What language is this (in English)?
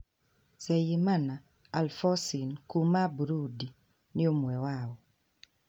Kikuyu